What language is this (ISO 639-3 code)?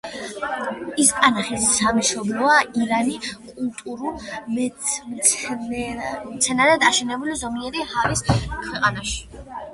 kat